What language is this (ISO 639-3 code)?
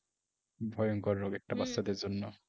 ben